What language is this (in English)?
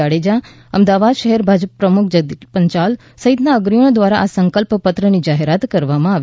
Gujarati